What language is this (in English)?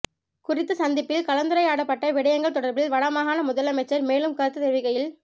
Tamil